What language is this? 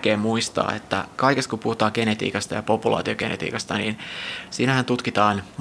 Finnish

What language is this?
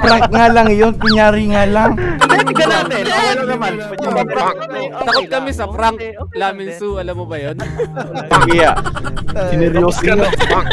Filipino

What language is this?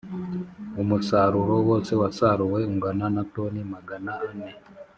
Kinyarwanda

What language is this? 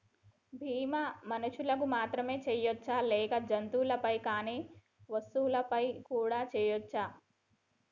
Telugu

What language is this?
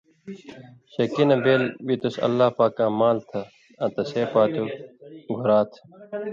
Indus Kohistani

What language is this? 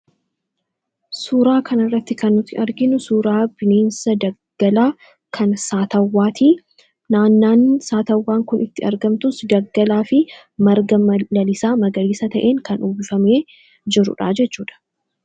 Oromo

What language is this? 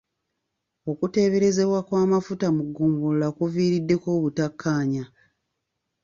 Ganda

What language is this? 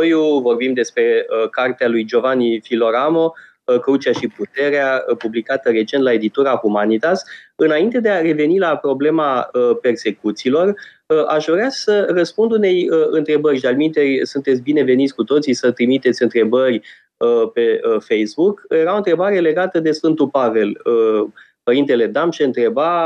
Romanian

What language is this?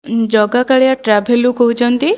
Odia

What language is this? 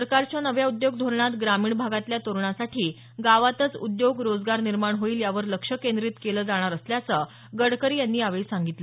Marathi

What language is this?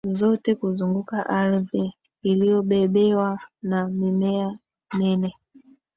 Swahili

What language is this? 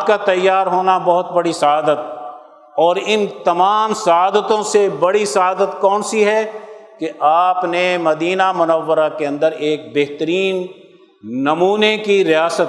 Urdu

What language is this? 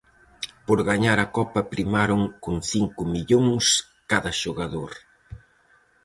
Galician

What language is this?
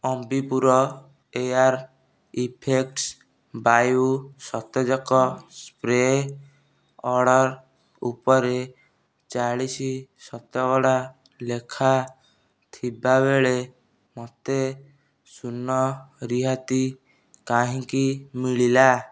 Odia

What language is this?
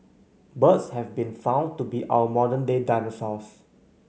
English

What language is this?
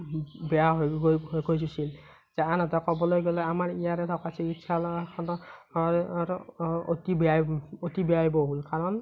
Assamese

